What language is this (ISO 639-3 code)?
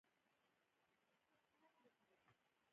pus